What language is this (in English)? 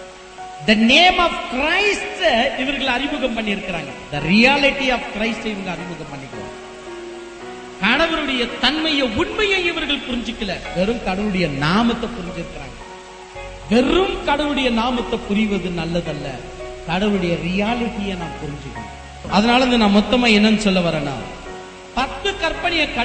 Tamil